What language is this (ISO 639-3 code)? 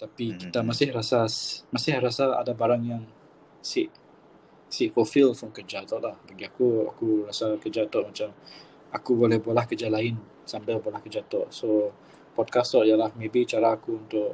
msa